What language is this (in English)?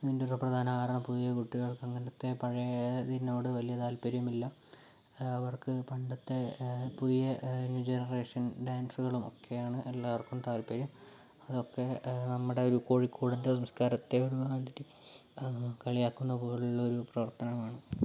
Malayalam